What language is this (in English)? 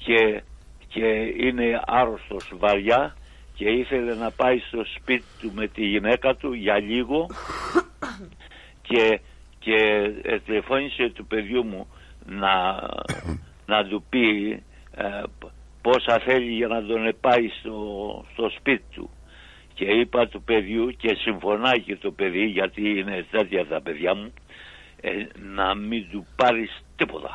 Greek